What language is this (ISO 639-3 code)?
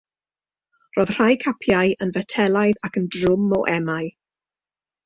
cym